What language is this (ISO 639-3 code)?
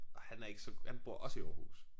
dan